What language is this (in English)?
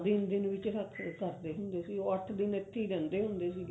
Punjabi